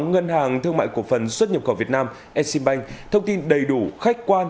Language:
Vietnamese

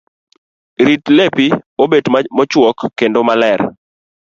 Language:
Luo (Kenya and Tanzania)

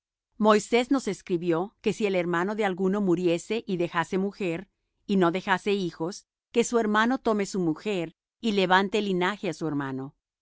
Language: Spanish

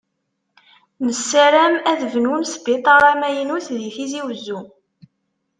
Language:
Kabyle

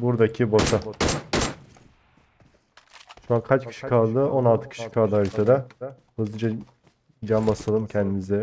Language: Turkish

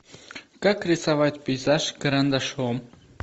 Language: Russian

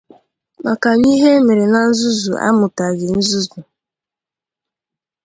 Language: Igbo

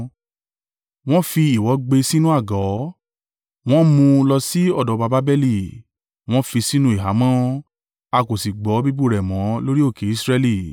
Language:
Yoruba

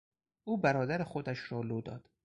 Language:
Persian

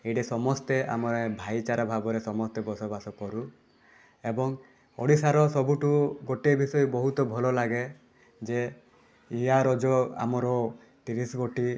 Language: Odia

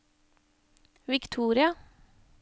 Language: Norwegian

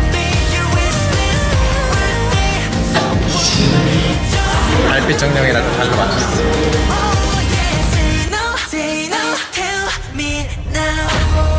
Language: Korean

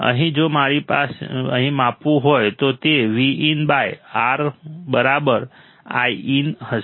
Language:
Gujarati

